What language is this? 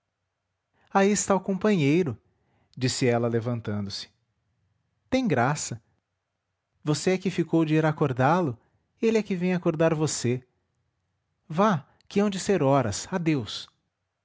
Portuguese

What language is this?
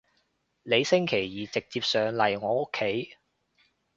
Cantonese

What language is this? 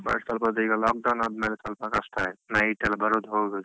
Kannada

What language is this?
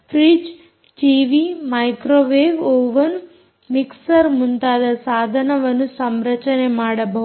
Kannada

